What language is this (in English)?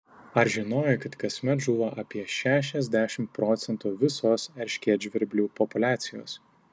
Lithuanian